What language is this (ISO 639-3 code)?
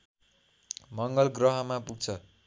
nep